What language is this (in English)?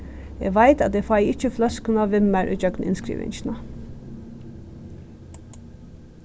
Faroese